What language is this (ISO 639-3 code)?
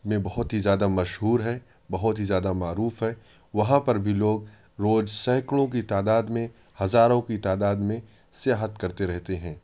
urd